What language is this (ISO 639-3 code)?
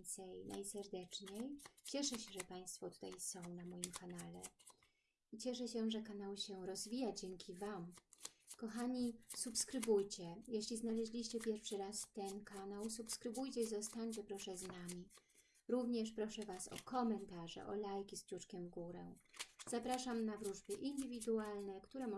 pol